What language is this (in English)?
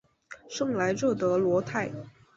Chinese